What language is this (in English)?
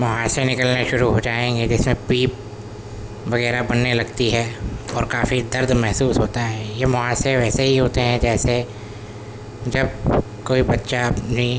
Urdu